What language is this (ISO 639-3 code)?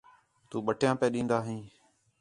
xhe